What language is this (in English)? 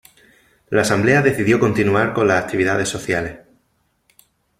Spanish